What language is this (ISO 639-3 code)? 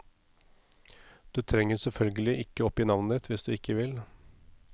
nor